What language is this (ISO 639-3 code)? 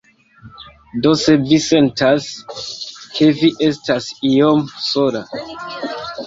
epo